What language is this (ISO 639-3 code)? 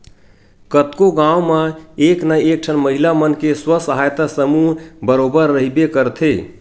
hne